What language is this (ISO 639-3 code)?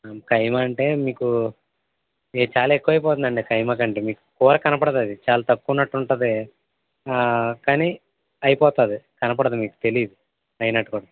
tel